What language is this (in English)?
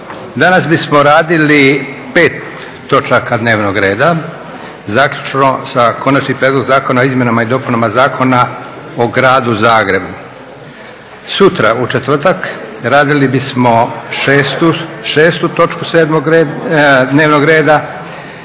Croatian